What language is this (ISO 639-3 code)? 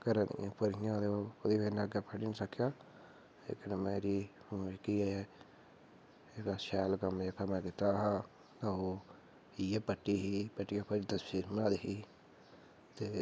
doi